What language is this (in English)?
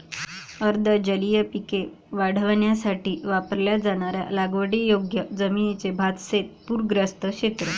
Marathi